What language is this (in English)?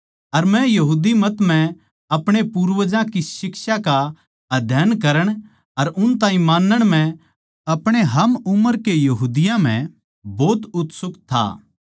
Haryanvi